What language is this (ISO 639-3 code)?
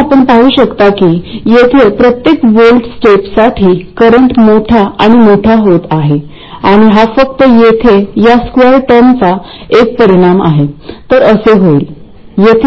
mar